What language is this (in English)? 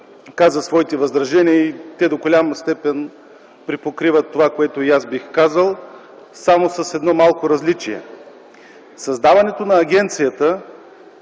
Bulgarian